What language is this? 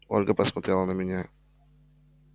Russian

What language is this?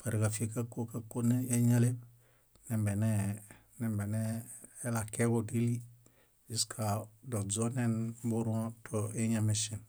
Bayot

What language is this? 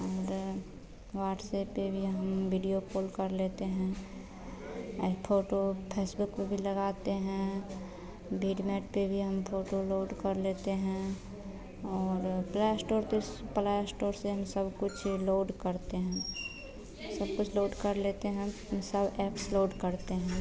Hindi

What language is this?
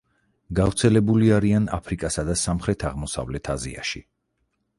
Georgian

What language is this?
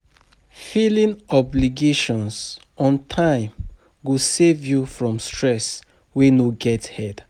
Nigerian Pidgin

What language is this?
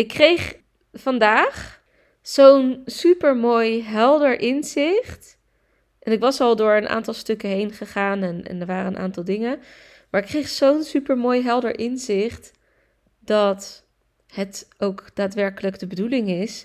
Dutch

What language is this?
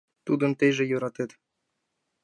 Mari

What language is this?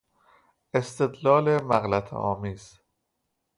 Persian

